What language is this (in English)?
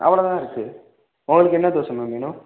Tamil